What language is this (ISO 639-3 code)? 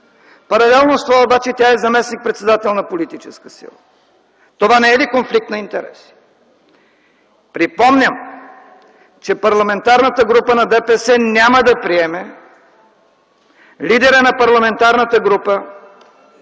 bul